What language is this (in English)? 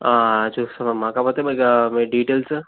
Telugu